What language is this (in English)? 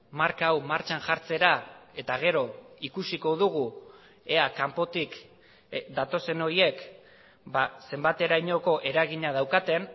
Basque